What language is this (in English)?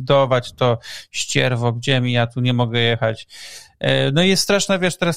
Polish